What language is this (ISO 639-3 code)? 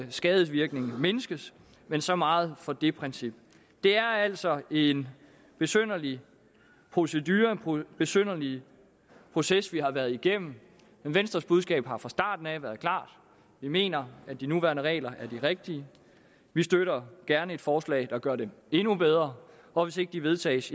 dan